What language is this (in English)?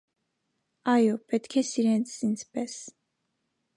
Armenian